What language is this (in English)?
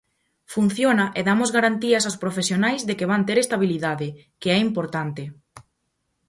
Galician